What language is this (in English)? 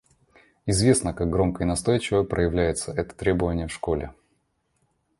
Russian